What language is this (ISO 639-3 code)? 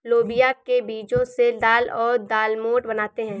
hin